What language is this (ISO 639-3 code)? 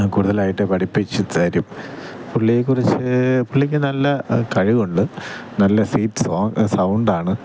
mal